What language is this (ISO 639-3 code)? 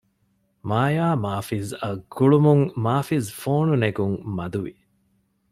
div